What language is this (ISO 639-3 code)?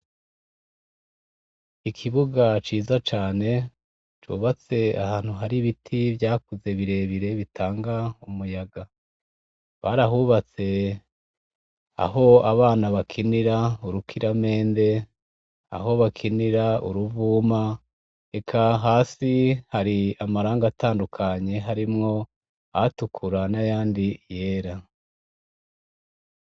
run